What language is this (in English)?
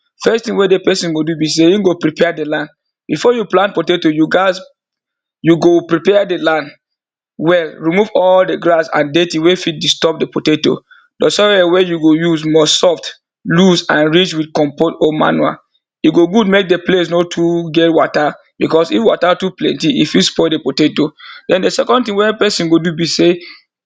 Nigerian Pidgin